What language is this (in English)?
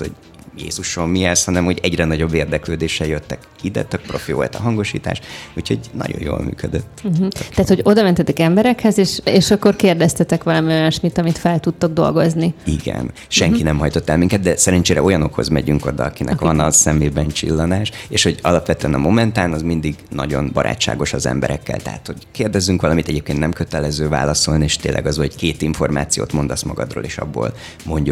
Hungarian